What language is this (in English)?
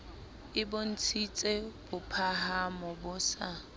Southern Sotho